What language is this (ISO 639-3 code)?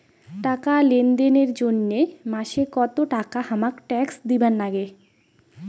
ben